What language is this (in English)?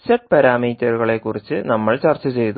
Malayalam